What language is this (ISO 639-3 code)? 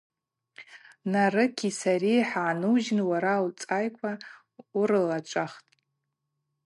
abq